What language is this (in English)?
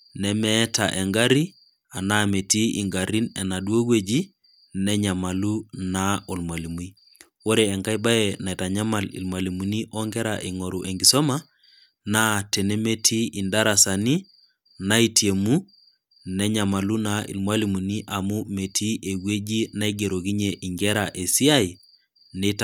Masai